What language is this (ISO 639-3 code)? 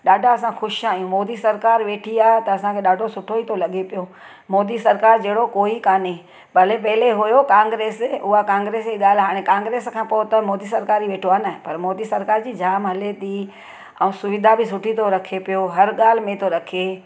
snd